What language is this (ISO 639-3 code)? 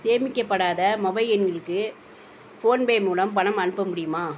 tam